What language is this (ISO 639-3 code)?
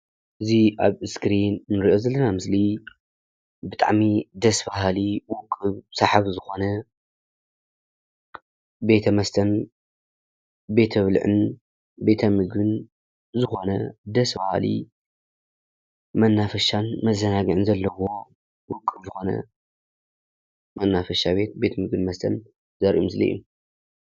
tir